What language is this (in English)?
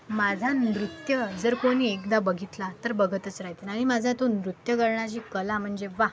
Marathi